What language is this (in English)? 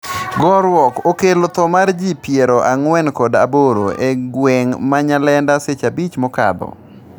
Luo (Kenya and Tanzania)